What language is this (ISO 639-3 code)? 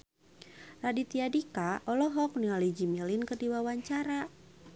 sun